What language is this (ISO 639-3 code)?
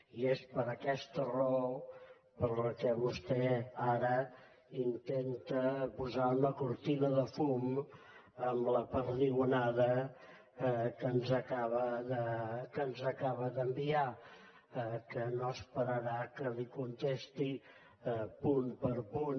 cat